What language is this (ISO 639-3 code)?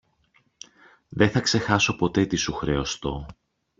ell